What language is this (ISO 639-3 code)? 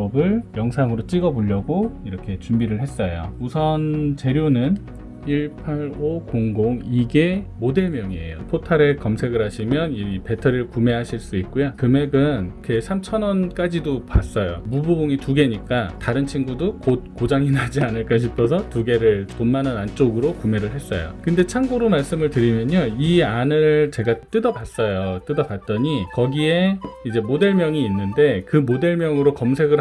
kor